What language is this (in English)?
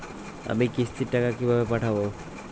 Bangla